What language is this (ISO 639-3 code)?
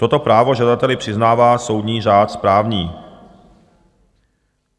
ces